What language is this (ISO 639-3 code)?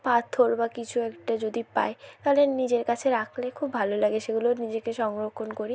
ben